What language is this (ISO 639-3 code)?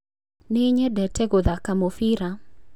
kik